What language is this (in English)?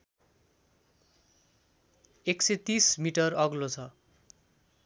Nepali